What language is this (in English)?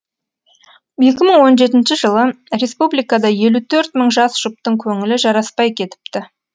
Kazakh